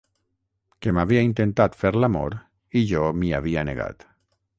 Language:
Catalan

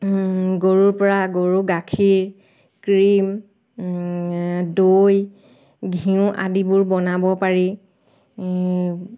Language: Assamese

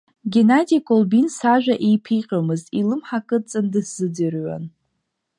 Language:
Abkhazian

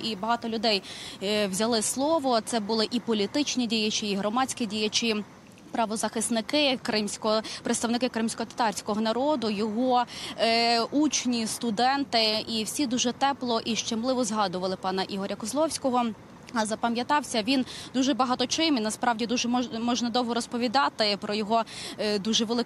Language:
Ukrainian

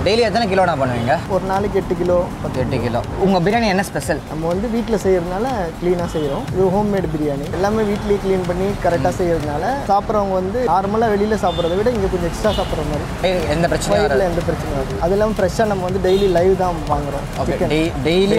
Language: Thai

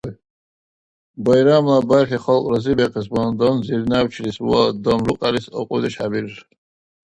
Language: Dargwa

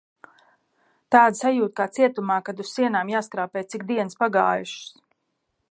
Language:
Latvian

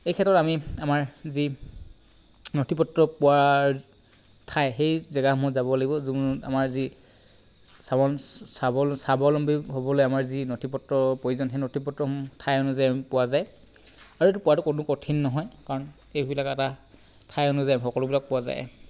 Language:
Assamese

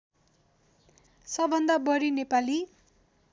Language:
Nepali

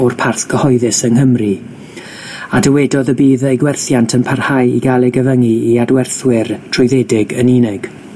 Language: Welsh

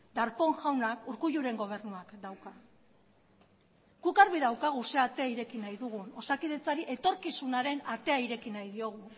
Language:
Basque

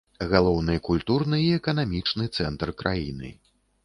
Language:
Belarusian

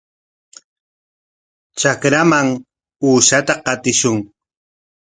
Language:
Corongo Ancash Quechua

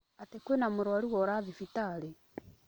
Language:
Kikuyu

